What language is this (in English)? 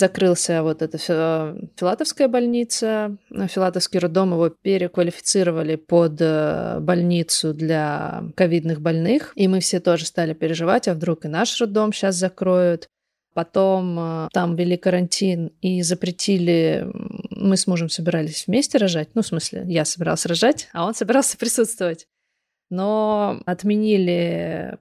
Russian